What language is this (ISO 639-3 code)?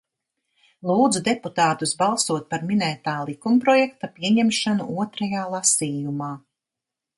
lav